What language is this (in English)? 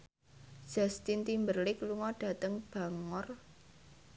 Javanese